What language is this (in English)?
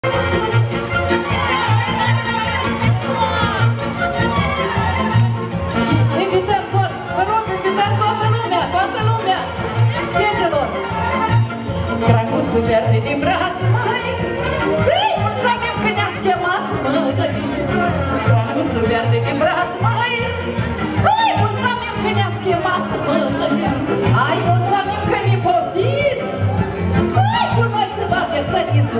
Romanian